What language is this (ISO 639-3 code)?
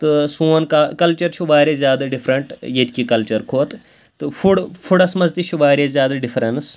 kas